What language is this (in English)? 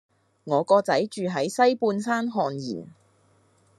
Cantonese